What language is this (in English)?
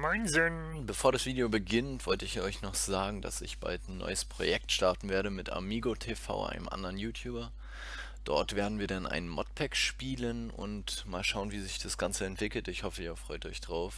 German